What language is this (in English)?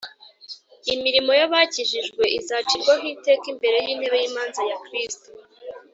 Kinyarwanda